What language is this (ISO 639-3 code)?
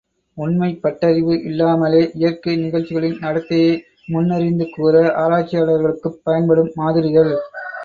tam